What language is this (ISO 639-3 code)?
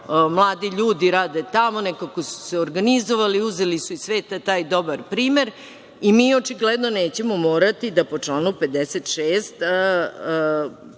srp